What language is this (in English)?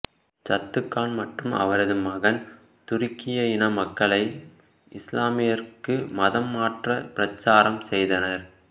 Tamil